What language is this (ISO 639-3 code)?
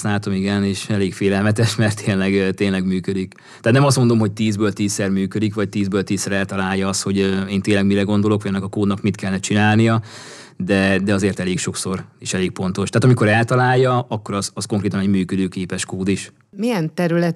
hun